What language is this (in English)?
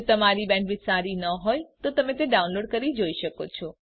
Gujarati